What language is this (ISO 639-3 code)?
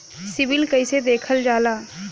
bho